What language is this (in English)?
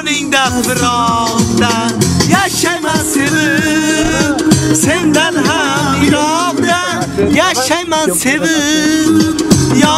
Ukrainian